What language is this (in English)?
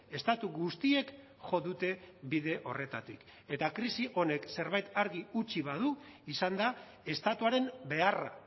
Basque